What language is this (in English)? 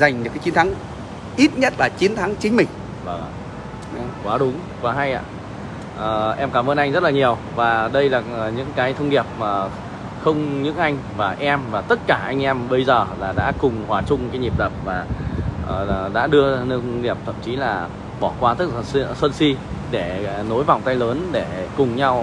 Vietnamese